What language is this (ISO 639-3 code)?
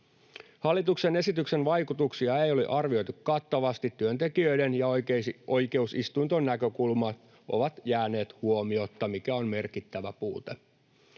fin